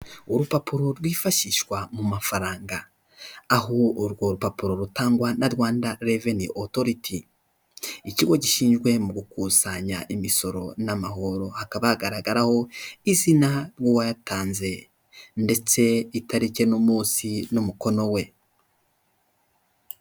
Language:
Kinyarwanda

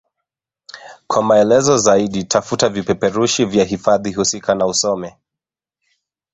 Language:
Swahili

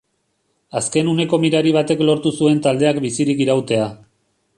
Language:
Basque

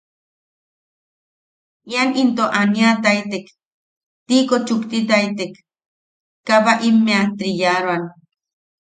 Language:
Yaqui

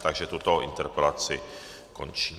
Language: Czech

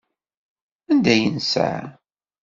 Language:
Kabyle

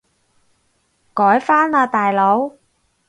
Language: Cantonese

